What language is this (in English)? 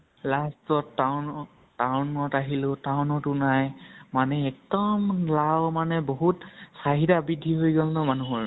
Assamese